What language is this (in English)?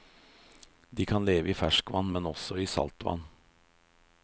Norwegian